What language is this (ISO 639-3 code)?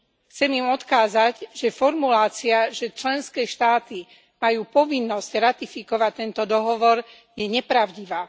slk